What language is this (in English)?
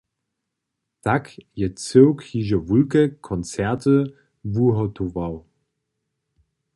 Upper Sorbian